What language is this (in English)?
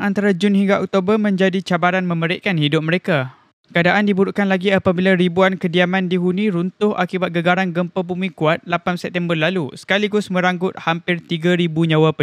Malay